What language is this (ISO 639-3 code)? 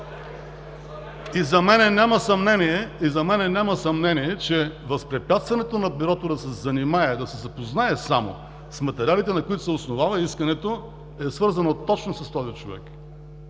bul